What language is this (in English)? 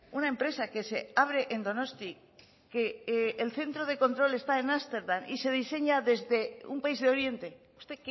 Spanish